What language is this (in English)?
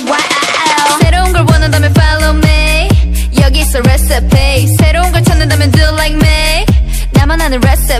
Vietnamese